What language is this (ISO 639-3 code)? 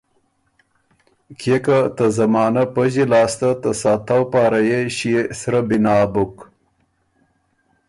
oru